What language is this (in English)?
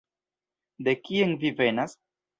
Esperanto